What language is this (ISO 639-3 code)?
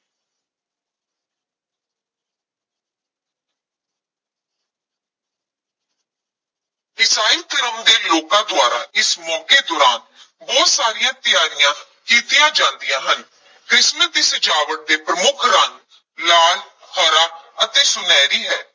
pan